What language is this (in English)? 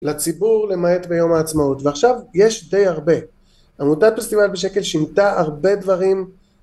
Hebrew